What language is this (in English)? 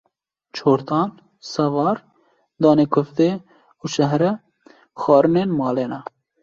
Kurdish